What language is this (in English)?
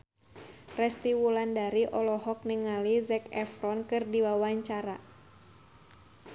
Sundanese